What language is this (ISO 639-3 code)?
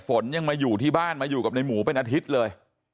tha